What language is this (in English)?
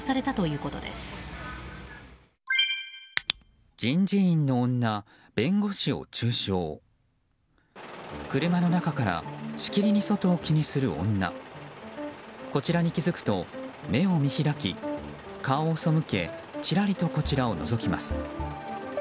Japanese